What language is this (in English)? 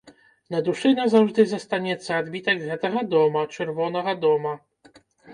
Belarusian